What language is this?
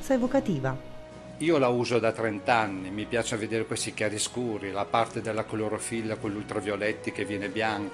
Italian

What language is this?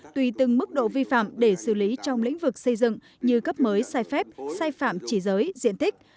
Vietnamese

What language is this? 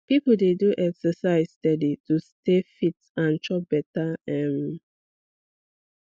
Nigerian Pidgin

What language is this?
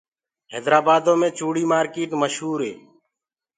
Gurgula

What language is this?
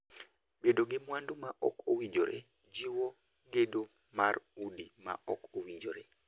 Luo (Kenya and Tanzania)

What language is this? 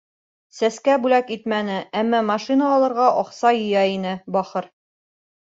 Bashkir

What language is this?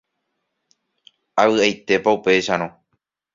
Guarani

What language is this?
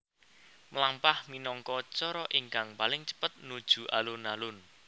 Javanese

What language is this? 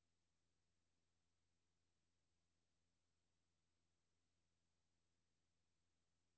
Danish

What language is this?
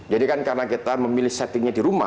Indonesian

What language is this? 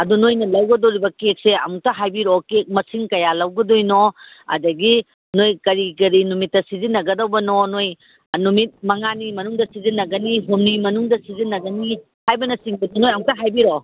Manipuri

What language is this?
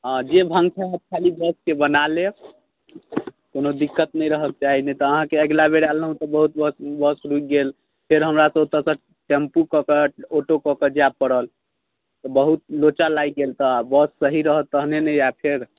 Maithili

